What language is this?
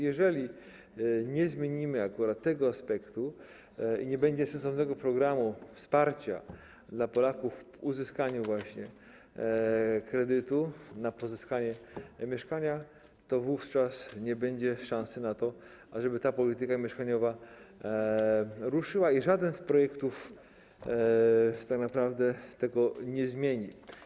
Polish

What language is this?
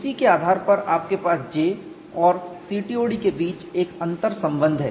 Hindi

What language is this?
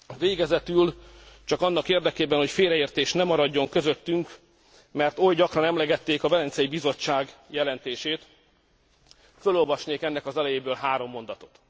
Hungarian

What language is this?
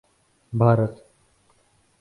Urdu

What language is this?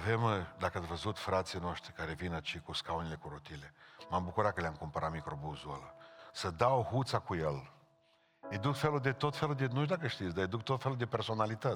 Romanian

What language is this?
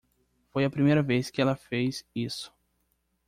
Portuguese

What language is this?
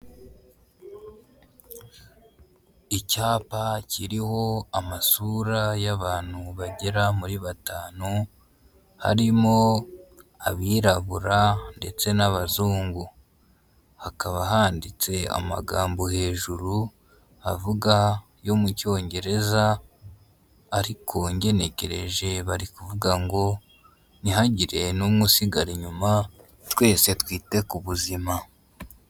Kinyarwanda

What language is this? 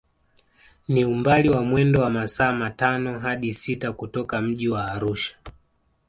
Swahili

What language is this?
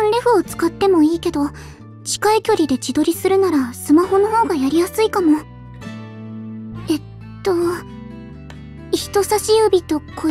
Japanese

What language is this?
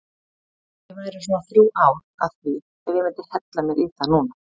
Icelandic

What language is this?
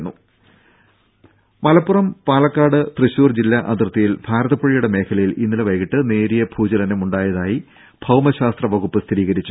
Malayalam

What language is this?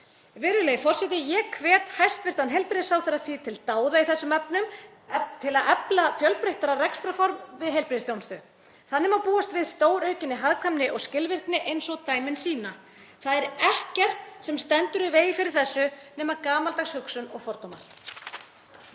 Icelandic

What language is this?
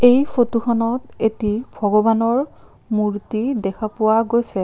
Assamese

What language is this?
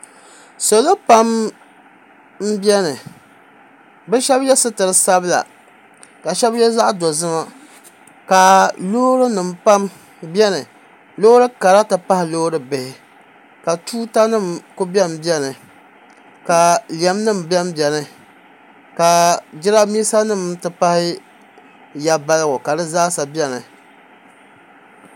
Dagbani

